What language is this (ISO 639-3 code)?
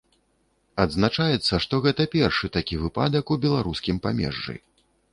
bel